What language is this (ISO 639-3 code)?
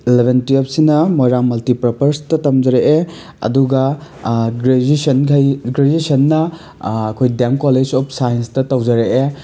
mni